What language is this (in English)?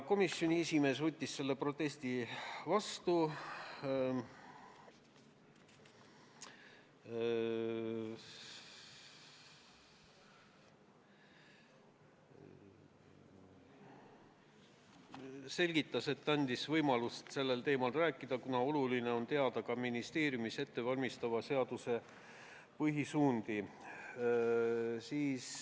Estonian